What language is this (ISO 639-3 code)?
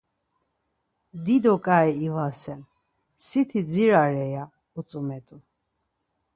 lzz